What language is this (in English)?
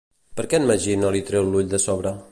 Catalan